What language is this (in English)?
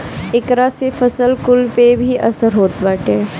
Bhojpuri